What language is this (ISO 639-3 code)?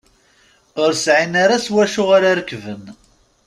kab